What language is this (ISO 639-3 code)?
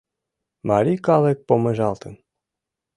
chm